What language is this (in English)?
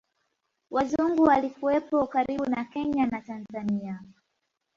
Swahili